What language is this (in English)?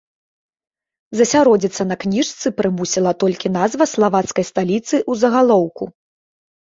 Belarusian